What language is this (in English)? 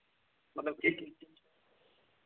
Dogri